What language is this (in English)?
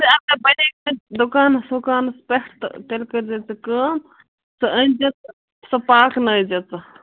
Kashmiri